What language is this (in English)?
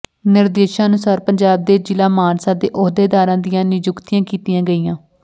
Punjabi